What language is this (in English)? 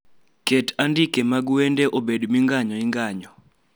Luo (Kenya and Tanzania)